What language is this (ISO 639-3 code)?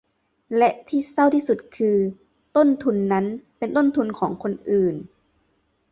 tha